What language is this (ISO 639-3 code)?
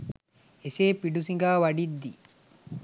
sin